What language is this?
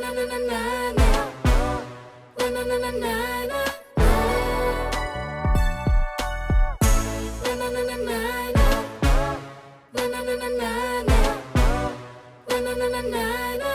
Thai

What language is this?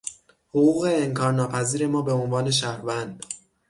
Persian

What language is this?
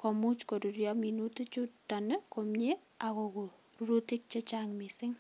Kalenjin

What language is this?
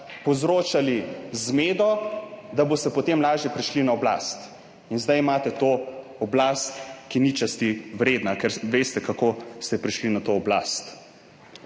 Slovenian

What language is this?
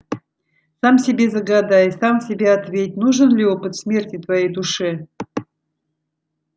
Russian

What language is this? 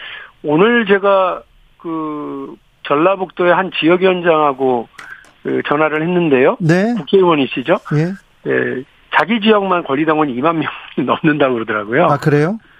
Korean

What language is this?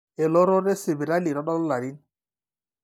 Masai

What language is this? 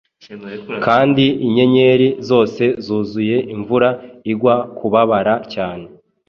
Kinyarwanda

